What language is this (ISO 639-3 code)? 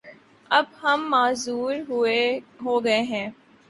urd